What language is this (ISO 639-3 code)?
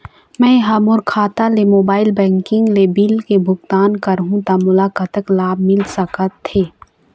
hne